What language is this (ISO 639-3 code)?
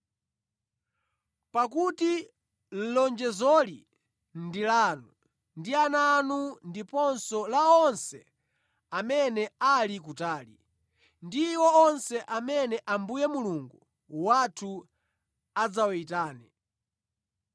nya